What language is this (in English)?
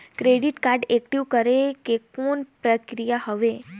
Chhattisgarhi